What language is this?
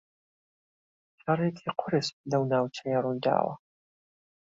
Central Kurdish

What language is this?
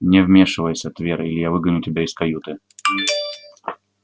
Russian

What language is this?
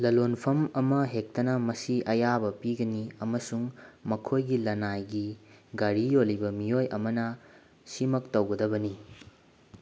Manipuri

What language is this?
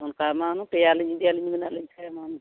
Santali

